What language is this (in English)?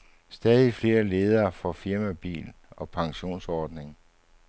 Danish